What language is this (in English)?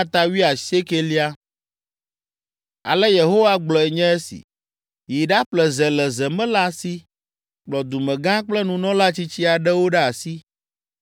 Ewe